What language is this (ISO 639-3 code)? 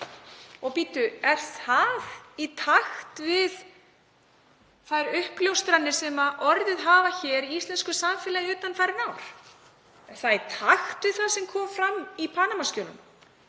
isl